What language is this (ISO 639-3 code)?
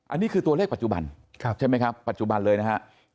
tha